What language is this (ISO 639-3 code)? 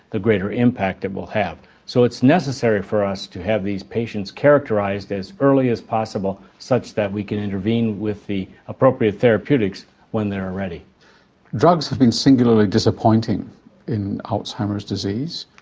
eng